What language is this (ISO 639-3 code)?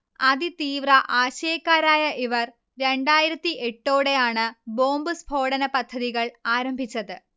mal